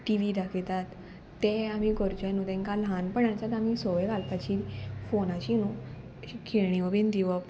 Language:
Konkani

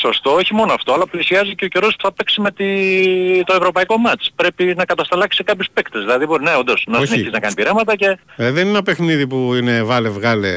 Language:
Greek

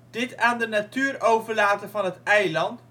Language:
Dutch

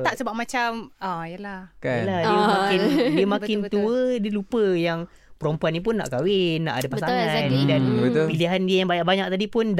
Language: Malay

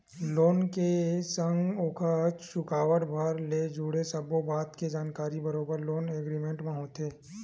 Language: Chhattisgarhi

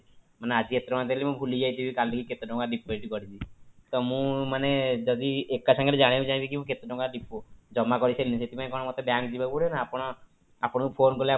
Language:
Odia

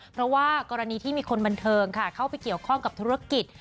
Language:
Thai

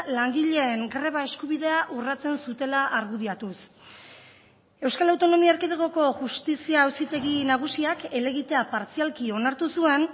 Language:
Basque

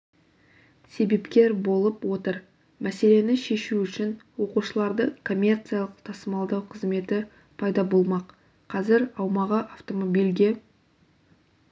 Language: Kazakh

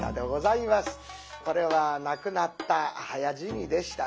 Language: Japanese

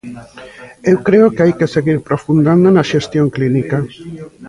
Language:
Galician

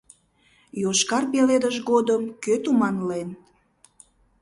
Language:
Mari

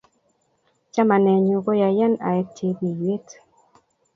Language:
Kalenjin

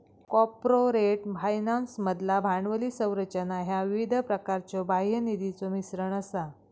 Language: Marathi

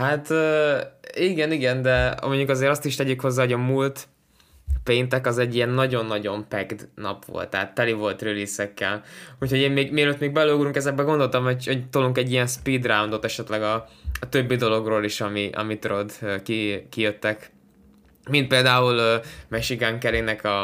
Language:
Hungarian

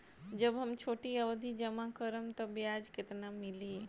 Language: Bhojpuri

